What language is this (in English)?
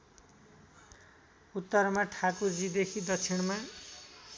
Nepali